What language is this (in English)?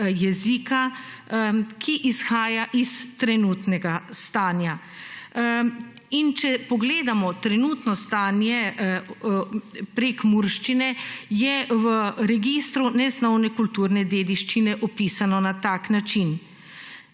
Slovenian